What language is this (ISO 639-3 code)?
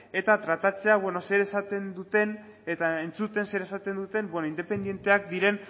eus